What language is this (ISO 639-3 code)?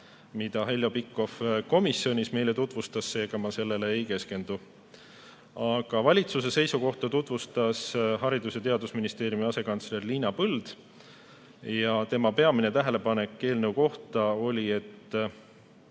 est